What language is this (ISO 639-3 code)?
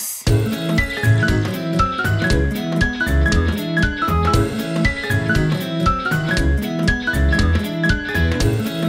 jpn